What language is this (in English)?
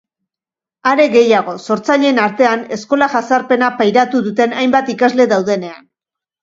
Basque